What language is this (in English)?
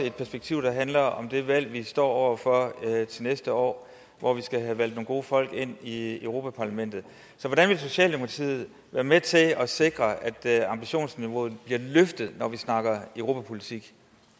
Danish